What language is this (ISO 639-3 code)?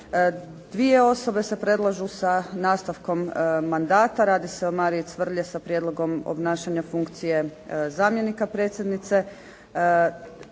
hrv